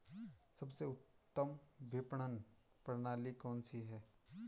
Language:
Hindi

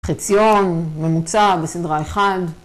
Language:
Hebrew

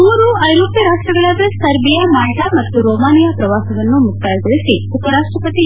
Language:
Kannada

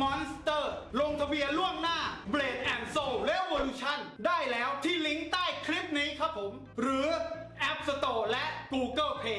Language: English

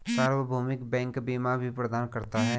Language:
Hindi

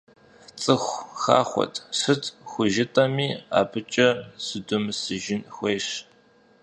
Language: Kabardian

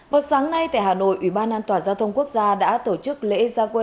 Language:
Vietnamese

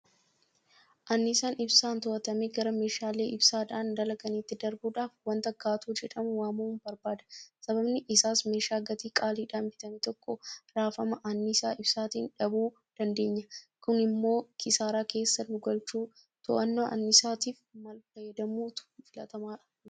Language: Oromo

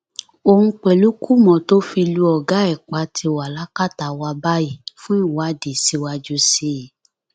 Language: Yoruba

